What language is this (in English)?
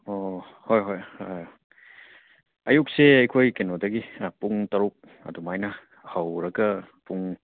Manipuri